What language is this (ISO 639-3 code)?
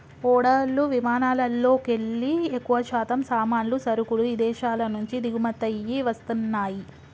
tel